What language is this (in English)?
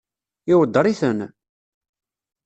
Kabyle